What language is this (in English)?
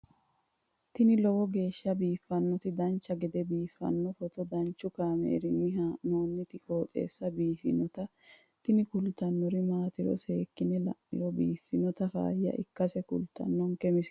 Sidamo